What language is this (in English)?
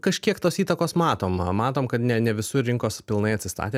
Lithuanian